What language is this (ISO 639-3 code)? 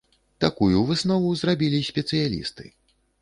bel